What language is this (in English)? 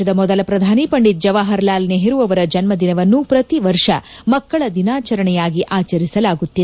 Kannada